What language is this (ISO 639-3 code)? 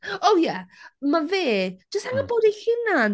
cym